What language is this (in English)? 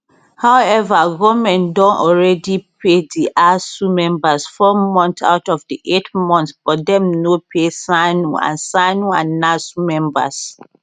Nigerian Pidgin